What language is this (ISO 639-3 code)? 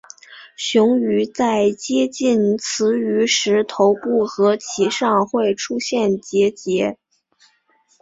zho